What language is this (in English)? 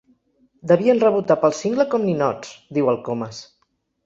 Catalan